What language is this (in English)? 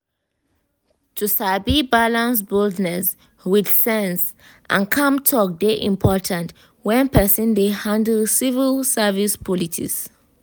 Nigerian Pidgin